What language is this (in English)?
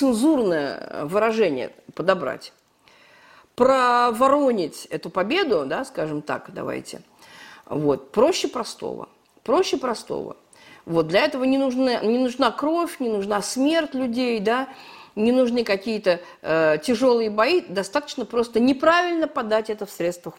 Russian